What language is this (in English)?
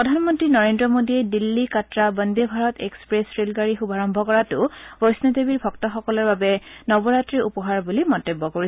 Assamese